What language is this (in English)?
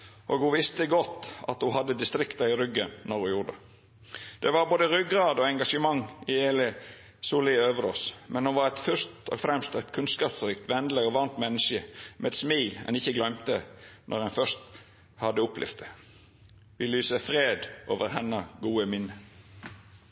Norwegian Nynorsk